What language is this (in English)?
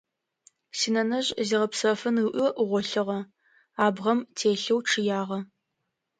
Adyghe